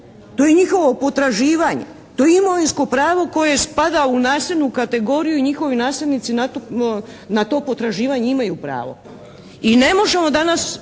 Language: Croatian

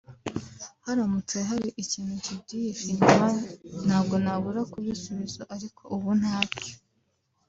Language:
Kinyarwanda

